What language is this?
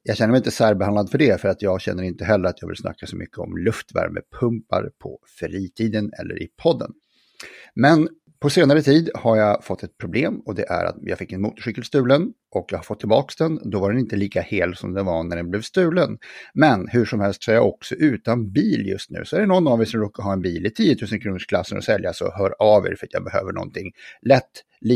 Swedish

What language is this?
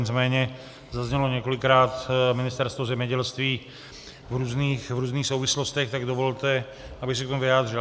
Czech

